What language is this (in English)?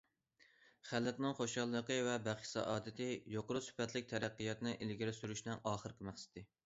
Uyghur